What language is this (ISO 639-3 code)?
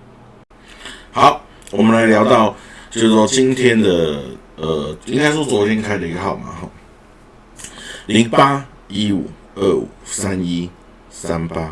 zho